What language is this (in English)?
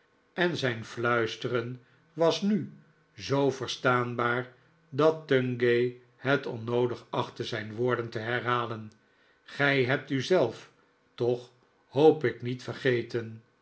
Dutch